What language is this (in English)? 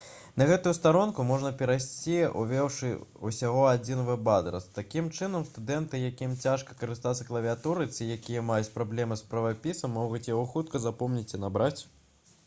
Belarusian